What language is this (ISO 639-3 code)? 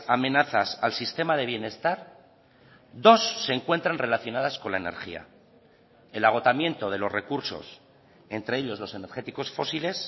spa